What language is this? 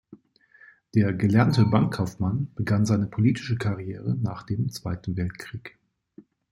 German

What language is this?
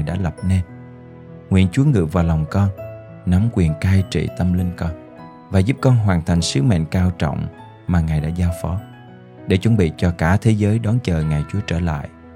Vietnamese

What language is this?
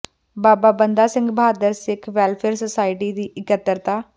Punjabi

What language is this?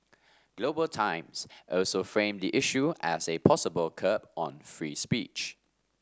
English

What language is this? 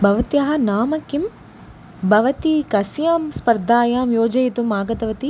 Sanskrit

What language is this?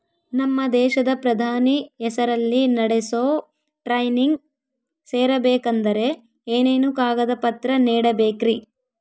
Kannada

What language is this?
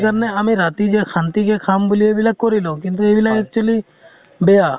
Assamese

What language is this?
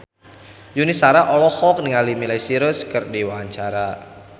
Sundanese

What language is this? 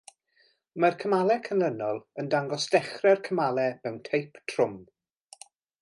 Welsh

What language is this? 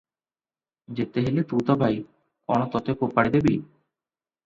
Odia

